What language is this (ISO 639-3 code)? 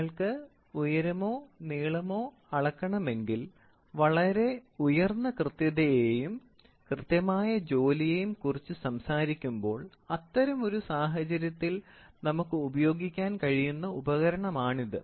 mal